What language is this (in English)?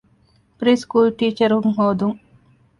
Divehi